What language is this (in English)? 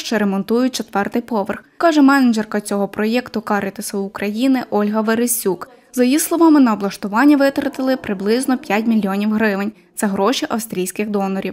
Ukrainian